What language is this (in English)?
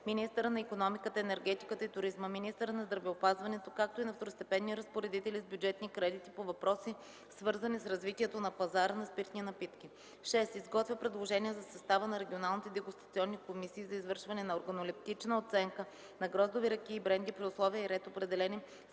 Bulgarian